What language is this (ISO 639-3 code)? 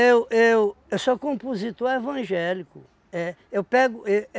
por